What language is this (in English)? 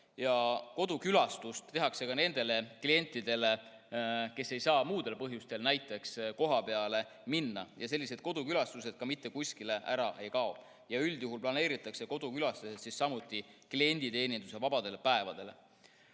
Estonian